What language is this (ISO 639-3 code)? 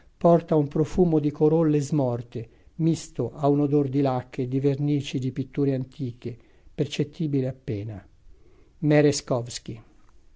ita